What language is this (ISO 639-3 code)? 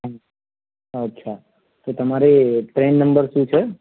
guj